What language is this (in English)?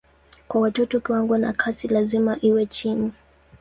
Swahili